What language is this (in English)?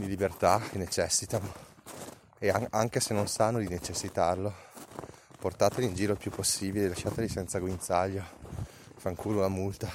Italian